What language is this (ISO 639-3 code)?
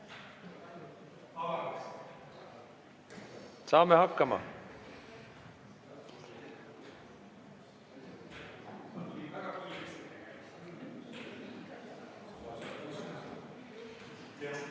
est